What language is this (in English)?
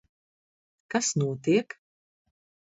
Latvian